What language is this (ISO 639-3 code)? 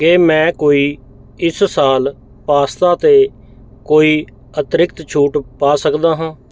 pan